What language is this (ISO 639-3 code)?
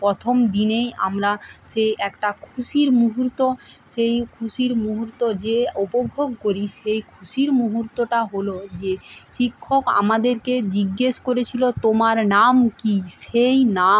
ben